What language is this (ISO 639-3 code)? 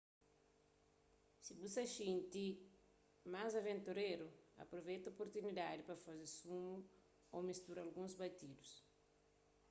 kea